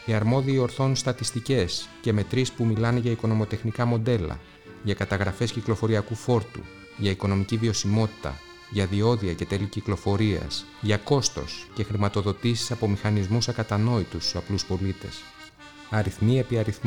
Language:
Greek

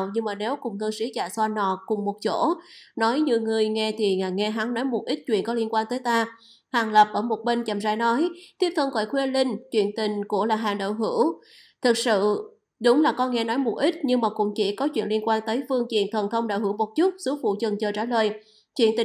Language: Vietnamese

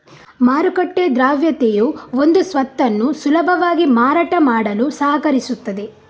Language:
Kannada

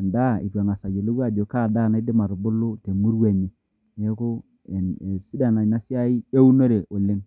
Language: Masai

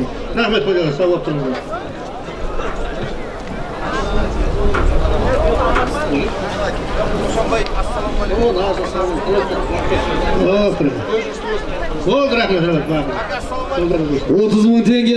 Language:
Turkish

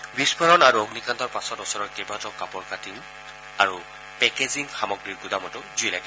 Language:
Assamese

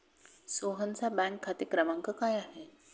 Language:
Marathi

